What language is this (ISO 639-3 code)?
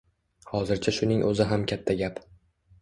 uzb